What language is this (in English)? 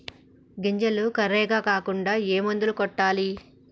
Telugu